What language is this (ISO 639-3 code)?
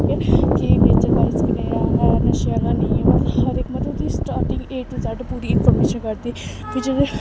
doi